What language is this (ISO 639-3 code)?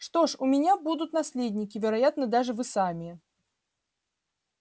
rus